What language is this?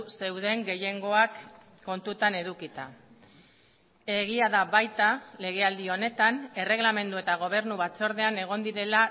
Basque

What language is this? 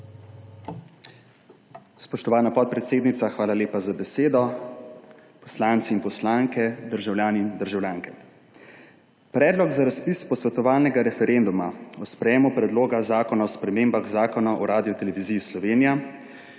Slovenian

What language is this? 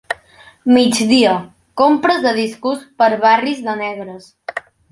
Catalan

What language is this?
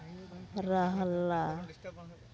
Santali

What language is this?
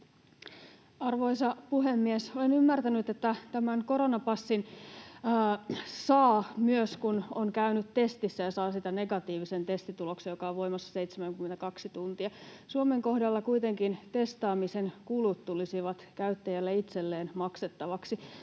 Finnish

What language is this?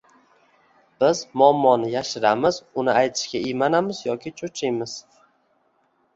Uzbek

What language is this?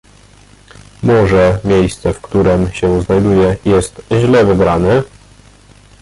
Polish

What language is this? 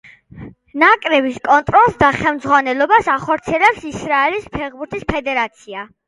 Georgian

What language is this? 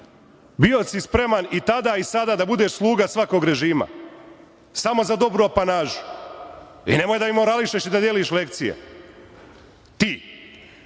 Serbian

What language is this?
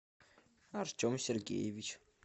Russian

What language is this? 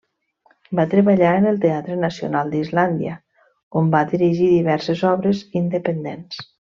Catalan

